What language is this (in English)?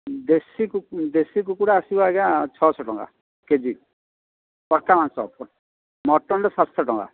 Odia